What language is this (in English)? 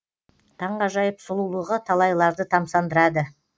Kazakh